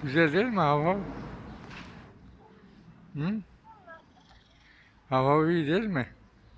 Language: Turkish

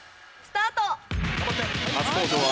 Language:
Japanese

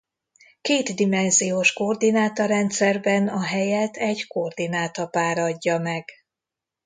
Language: Hungarian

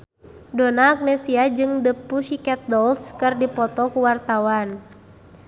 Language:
Sundanese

